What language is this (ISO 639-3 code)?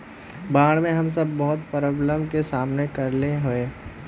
mag